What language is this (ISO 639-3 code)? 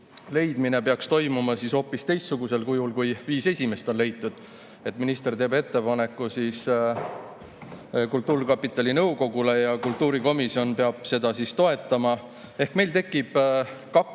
est